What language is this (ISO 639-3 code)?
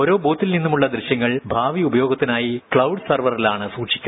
mal